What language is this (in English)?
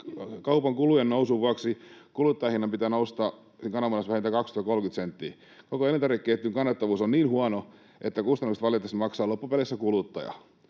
Finnish